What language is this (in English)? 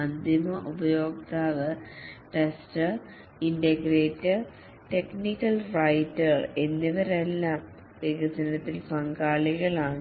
Malayalam